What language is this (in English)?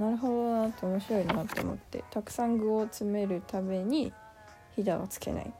Japanese